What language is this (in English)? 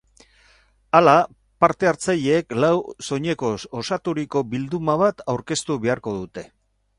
Basque